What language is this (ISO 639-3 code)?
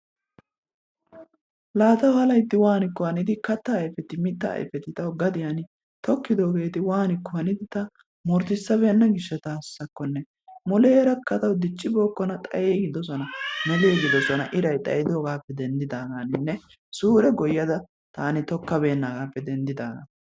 wal